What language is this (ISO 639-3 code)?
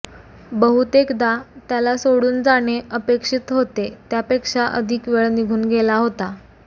mar